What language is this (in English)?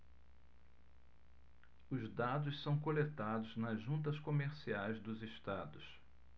Portuguese